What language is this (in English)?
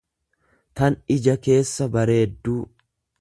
Oromo